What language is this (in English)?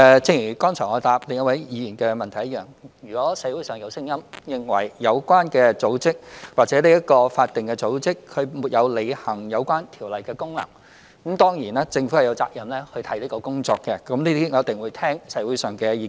Cantonese